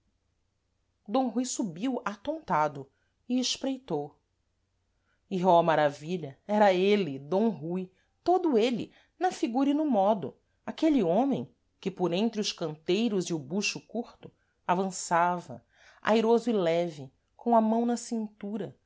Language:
Portuguese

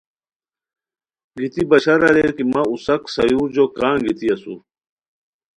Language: Khowar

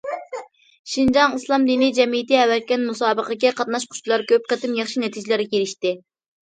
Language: Uyghur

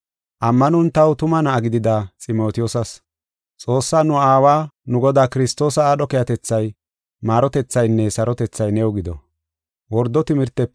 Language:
Gofa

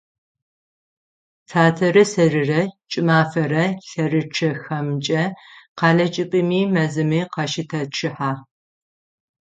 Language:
Adyghe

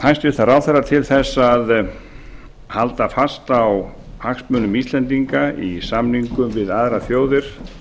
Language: Icelandic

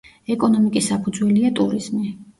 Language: Georgian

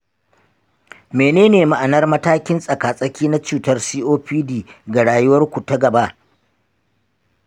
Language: Hausa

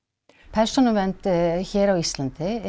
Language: Icelandic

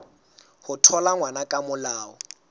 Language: Southern Sotho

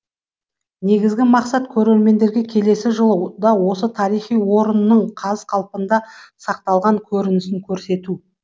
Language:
Kazakh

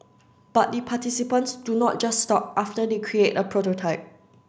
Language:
English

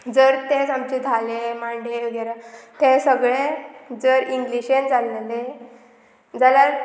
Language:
Konkani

